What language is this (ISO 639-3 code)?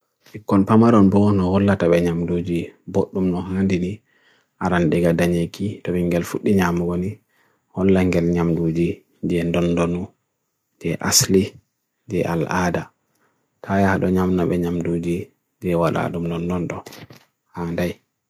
fui